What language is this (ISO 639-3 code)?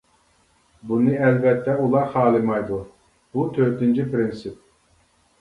uig